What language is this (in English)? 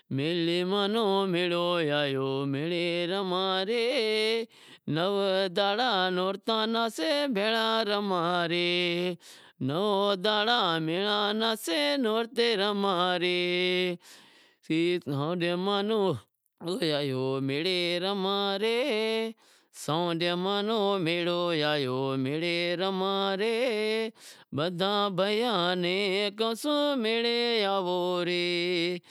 Wadiyara Koli